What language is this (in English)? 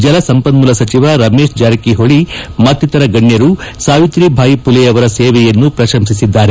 Kannada